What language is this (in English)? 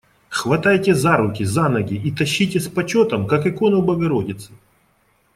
Russian